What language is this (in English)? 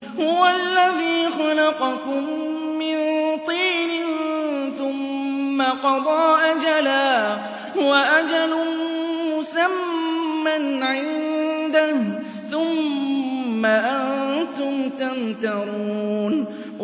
Arabic